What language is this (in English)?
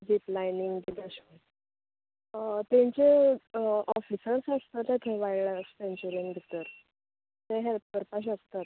Konkani